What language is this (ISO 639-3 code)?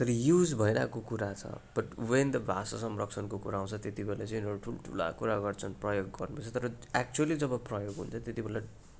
nep